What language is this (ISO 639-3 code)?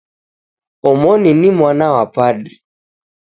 dav